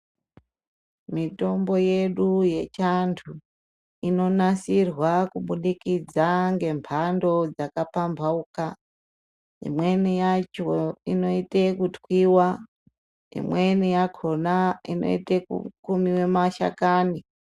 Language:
Ndau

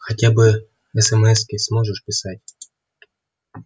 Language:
Russian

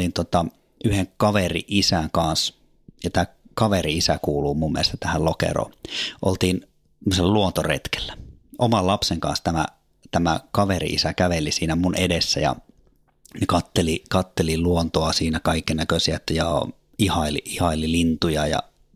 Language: Finnish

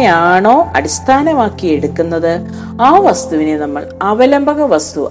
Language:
Malayalam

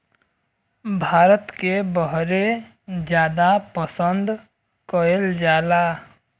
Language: Bhojpuri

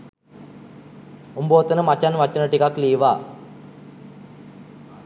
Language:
Sinhala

